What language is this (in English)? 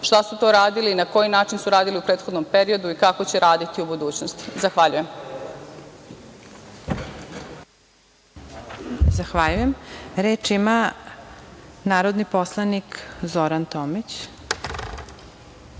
Serbian